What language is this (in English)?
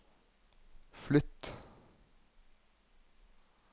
Norwegian